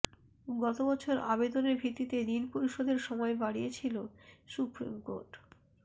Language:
Bangla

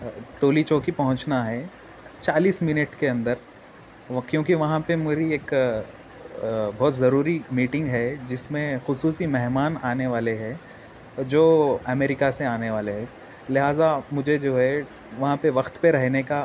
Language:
Urdu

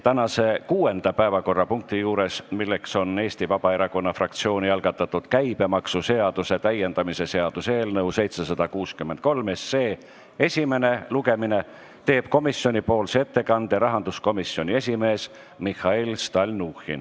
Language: Estonian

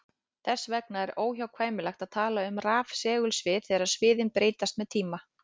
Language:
Icelandic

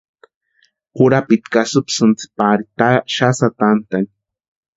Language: Western Highland Purepecha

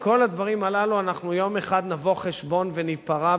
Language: Hebrew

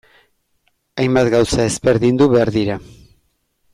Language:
Basque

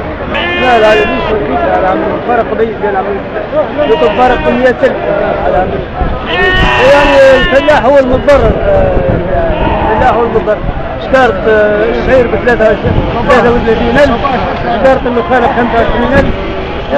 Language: Arabic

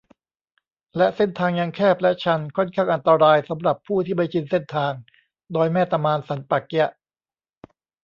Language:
Thai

